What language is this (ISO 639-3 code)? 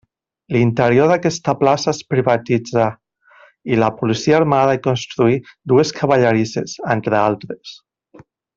cat